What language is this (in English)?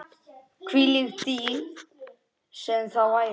Icelandic